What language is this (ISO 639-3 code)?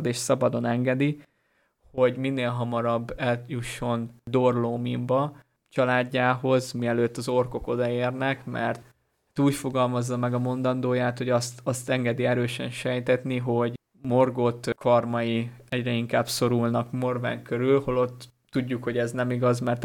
hun